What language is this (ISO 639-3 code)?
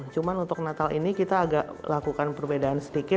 ind